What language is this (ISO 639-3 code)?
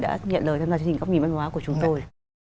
vie